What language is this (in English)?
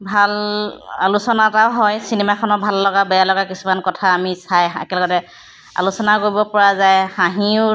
Assamese